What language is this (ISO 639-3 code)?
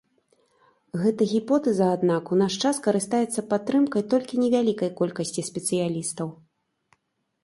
bel